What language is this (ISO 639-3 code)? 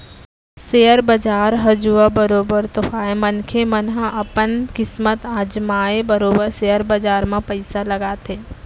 hne